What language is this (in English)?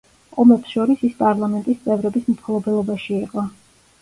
Georgian